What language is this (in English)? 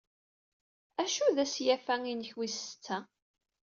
Kabyle